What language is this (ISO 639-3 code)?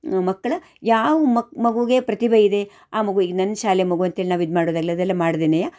kan